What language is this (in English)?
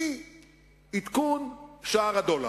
Hebrew